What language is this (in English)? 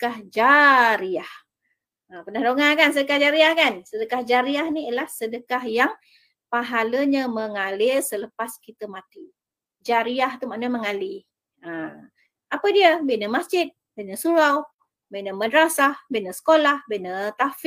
Malay